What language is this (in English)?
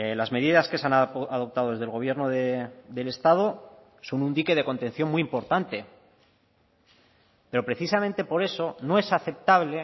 Spanish